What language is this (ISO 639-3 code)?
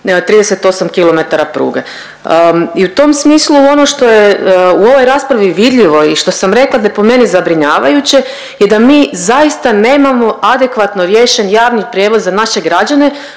hrv